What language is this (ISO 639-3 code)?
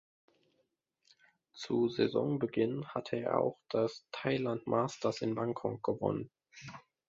deu